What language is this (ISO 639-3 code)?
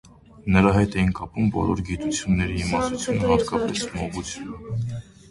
hye